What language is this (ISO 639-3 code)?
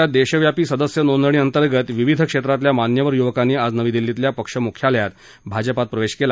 mar